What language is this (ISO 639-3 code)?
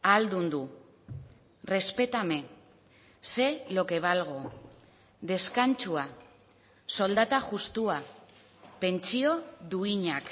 eus